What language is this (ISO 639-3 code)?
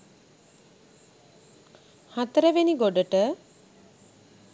sin